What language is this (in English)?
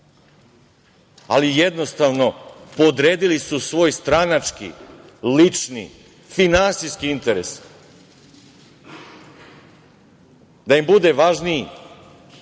Serbian